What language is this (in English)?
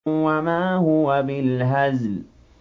Arabic